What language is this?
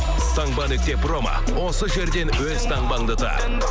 Kazakh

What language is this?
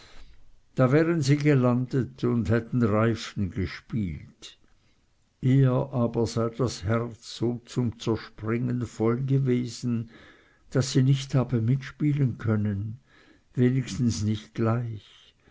German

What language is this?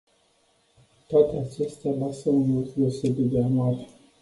Romanian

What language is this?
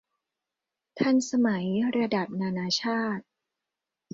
Thai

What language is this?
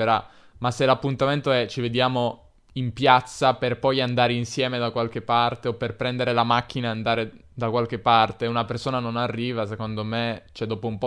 Italian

